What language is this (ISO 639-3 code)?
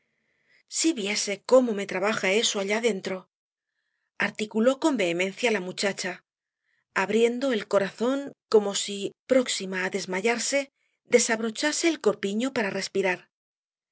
spa